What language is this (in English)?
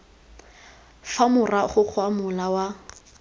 Tswana